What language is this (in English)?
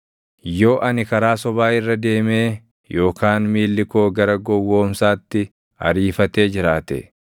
Oromo